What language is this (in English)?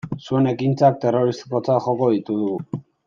Basque